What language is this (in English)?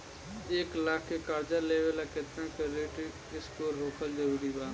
Bhojpuri